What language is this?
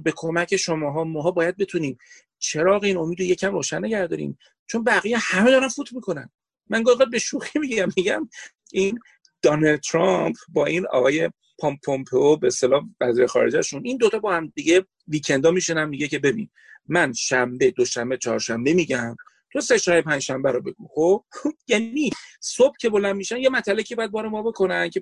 Persian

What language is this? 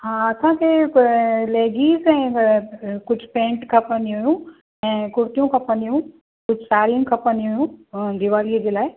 Sindhi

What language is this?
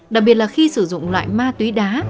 Vietnamese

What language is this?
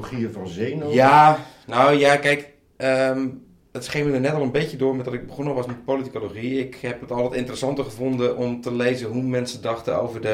Dutch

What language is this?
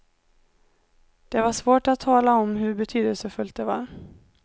Swedish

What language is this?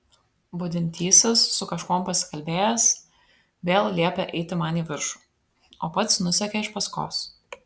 Lithuanian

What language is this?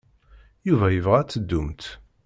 Kabyle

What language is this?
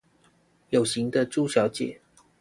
Chinese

